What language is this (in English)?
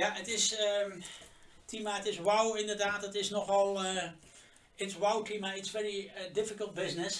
Dutch